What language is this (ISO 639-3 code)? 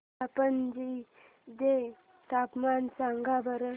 mar